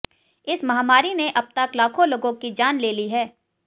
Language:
Hindi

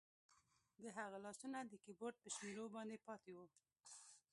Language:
Pashto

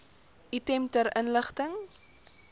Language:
Afrikaans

